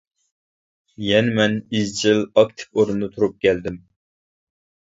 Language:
Uyghur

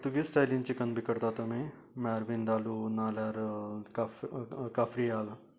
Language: Konkani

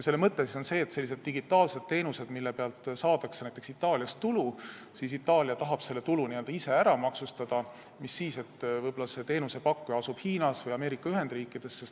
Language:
Estonian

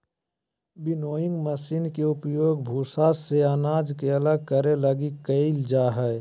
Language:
Magahi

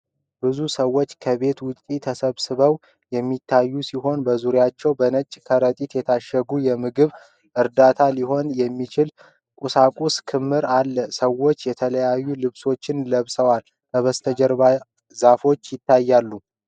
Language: Amharic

